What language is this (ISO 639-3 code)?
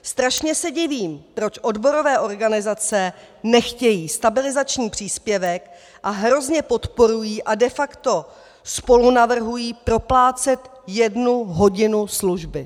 ces